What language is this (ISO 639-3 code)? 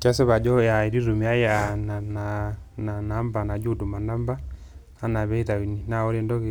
mas